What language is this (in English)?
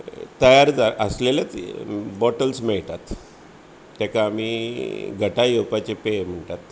Konkani